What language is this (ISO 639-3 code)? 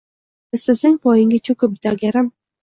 uzb